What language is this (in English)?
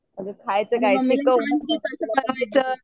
Marathi